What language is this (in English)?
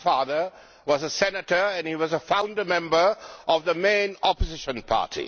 English